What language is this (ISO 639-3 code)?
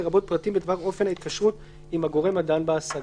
heb